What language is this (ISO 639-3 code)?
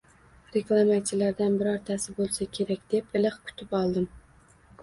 uzb